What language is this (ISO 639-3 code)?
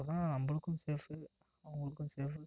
tam